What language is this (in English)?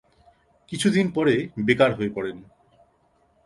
Bangla